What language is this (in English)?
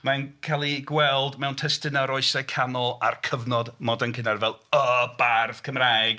Welsh